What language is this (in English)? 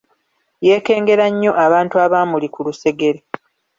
Ganda